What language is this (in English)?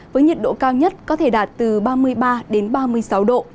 Vietnamese